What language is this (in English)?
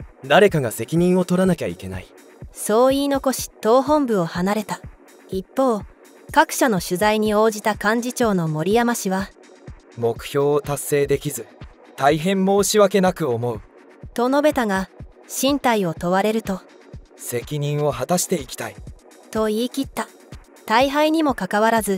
Japanese